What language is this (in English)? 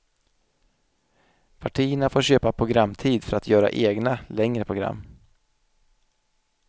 Swedish